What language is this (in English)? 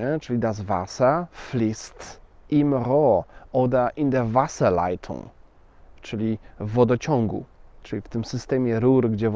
Polish